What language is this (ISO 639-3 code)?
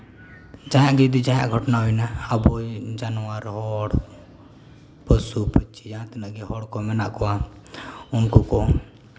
sat